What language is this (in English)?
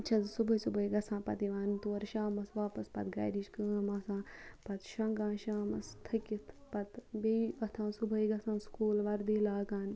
Kashmiri